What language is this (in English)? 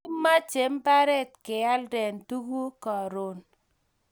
Kalenjin